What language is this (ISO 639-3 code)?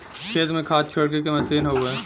bho